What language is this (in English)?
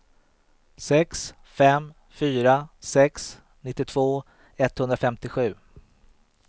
Swedish